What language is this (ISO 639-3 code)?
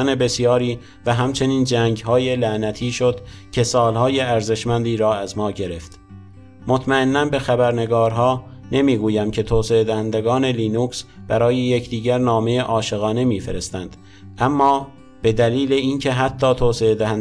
fas